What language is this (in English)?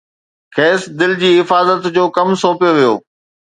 Sindhi